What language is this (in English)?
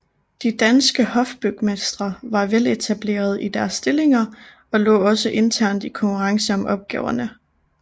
Danish